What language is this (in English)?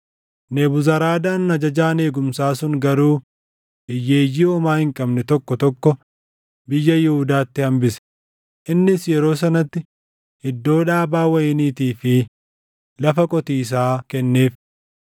Oromo